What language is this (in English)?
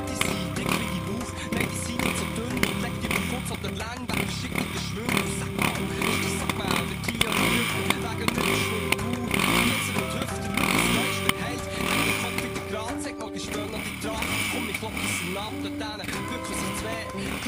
English